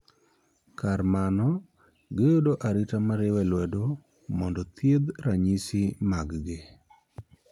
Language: Luo (Kenya and Tanzania)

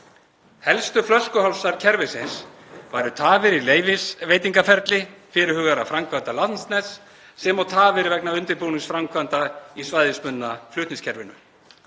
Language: Icelandic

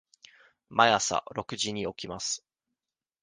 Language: Japanese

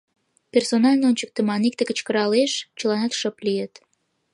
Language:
Mari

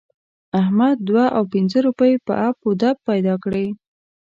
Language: Pashto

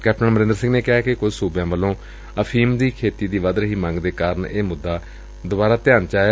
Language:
Punjabi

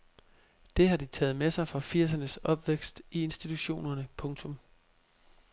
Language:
Danish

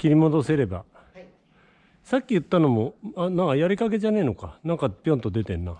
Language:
Japanese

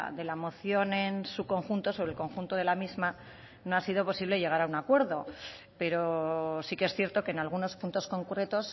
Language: Spanish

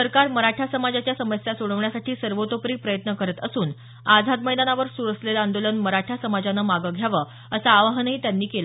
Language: Marathi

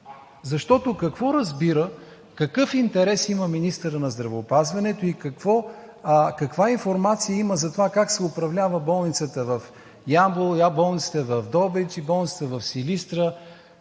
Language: Bulgarian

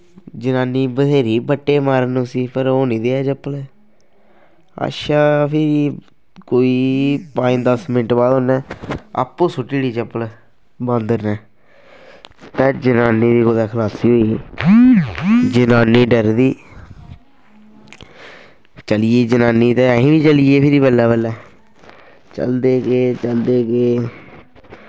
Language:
Dogri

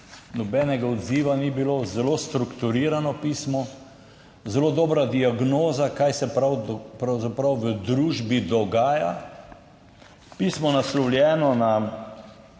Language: Slovenian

